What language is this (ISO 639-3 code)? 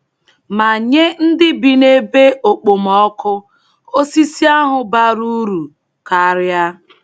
ibo